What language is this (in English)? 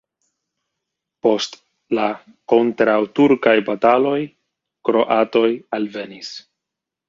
Esperanto